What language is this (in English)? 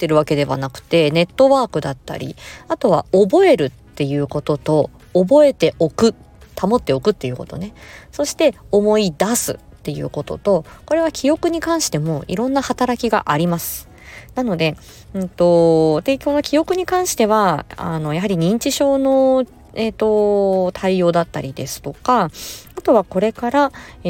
Japanese